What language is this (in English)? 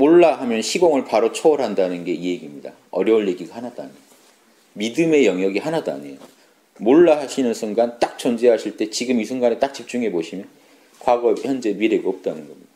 Korean